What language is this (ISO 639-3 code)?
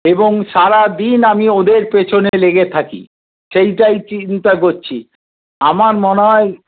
ben